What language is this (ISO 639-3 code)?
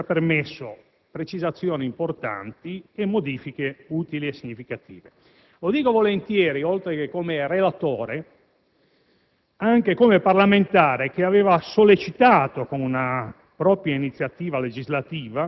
ita